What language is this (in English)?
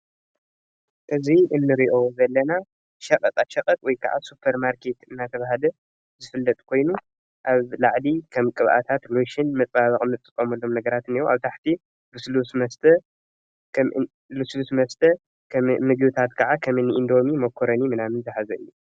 Tigrinya